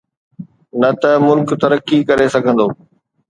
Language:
Sindhi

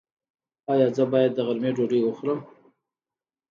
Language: Pashto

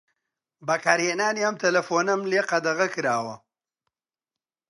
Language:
Central Kurdish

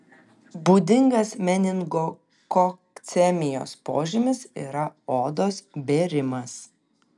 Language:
Lithuanian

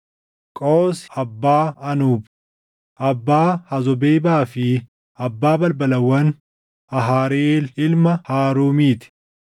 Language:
Oromo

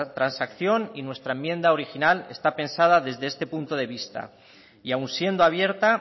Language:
Spanish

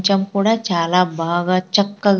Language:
Telugu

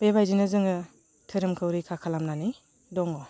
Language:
Bodo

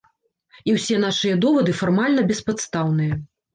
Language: Belarusian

